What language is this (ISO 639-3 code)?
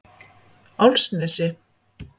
isl